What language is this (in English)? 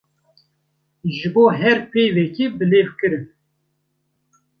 Kurdish